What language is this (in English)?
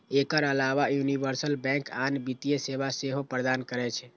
Maithili